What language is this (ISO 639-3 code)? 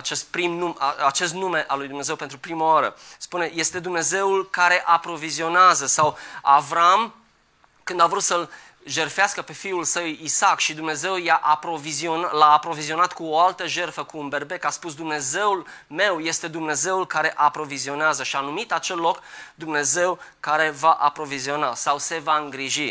ron